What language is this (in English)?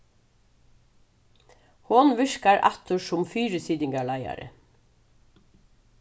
Faroese